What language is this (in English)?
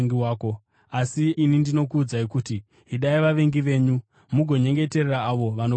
Shona